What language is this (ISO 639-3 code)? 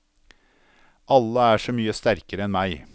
nor